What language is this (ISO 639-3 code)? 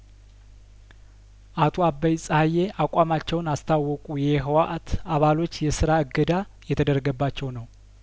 amh